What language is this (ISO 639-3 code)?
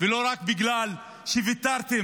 heb